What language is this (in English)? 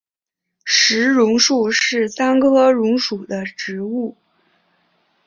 Chinese